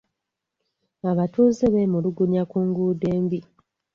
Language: Ganda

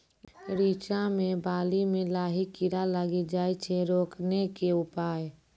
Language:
Maithili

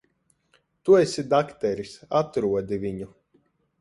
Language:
Latvian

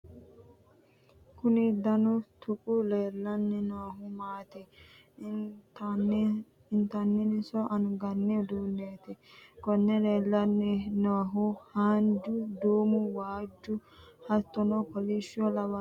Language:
Sidamo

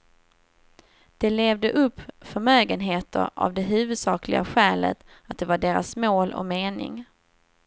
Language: Swedish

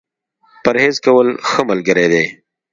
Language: Pashto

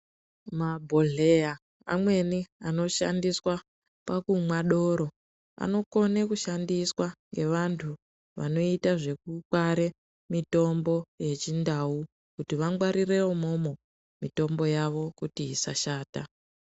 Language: Ndau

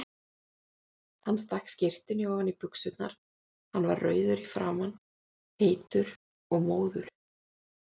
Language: Icelandic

